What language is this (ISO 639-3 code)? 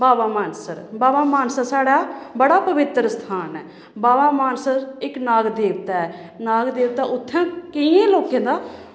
doi